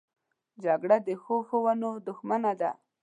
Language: Pashto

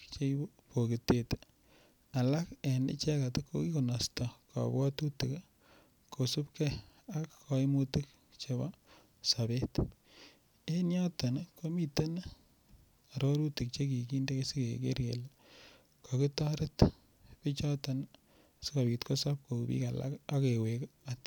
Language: Kalenjin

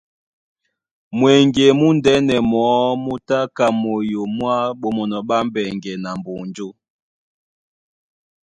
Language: Duala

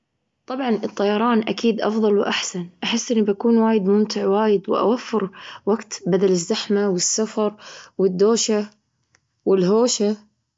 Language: Gulf Arabic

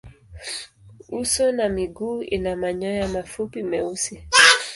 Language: Swahili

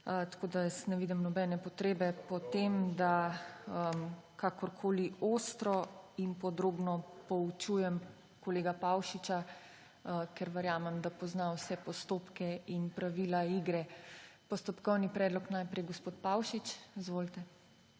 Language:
Slovenian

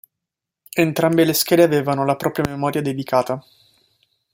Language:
Italian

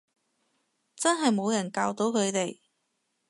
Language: Cantonese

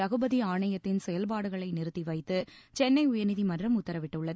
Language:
Tamil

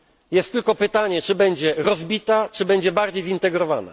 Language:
Polish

